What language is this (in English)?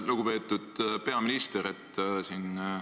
Estonian